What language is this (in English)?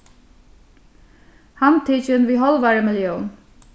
Faroese